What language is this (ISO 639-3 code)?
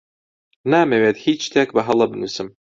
ckb